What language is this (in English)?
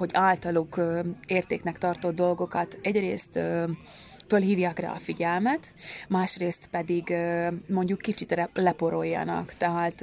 Hungarian